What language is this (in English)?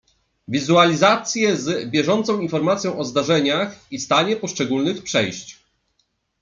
Polish